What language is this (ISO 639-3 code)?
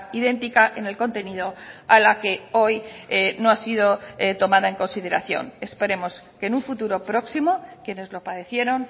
spa